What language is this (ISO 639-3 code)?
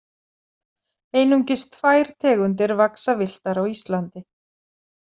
isl